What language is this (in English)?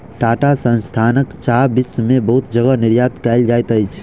Maithili